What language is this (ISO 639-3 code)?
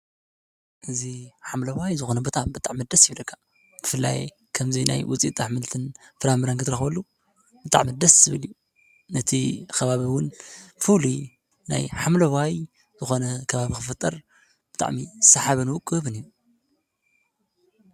tir